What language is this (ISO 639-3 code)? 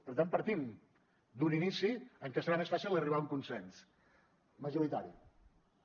cat